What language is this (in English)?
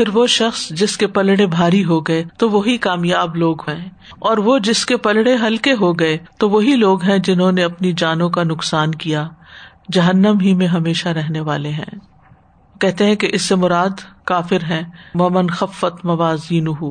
Urdu